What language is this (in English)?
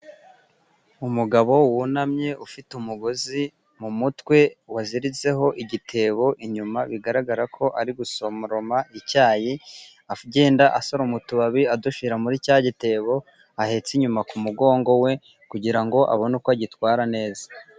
Kinyarwanda